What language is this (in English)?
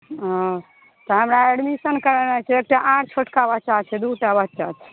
Maithili